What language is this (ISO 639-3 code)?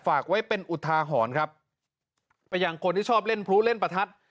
tha